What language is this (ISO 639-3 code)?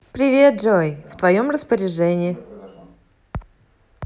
rus